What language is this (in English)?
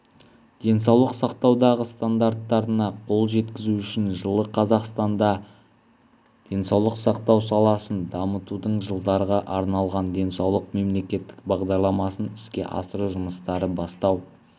Kazakh